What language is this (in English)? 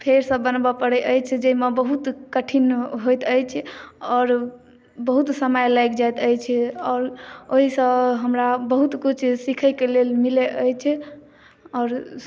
Maithili